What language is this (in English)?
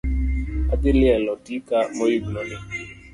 Luo (Kenya and Tanzania)